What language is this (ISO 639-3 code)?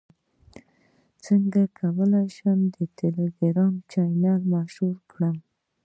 pus